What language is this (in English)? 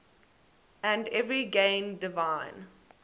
English